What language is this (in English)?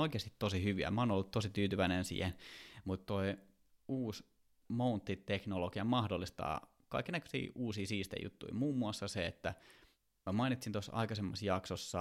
Finnish